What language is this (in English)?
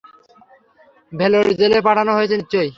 Bangla